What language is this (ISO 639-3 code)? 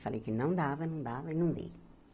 por